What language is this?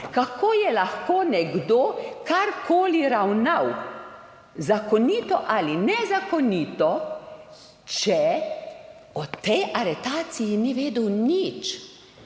Slovenian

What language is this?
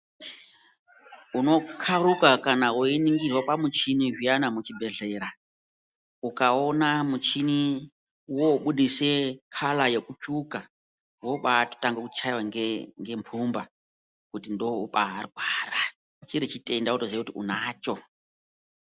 Ndau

